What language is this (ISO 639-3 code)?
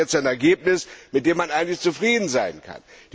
deu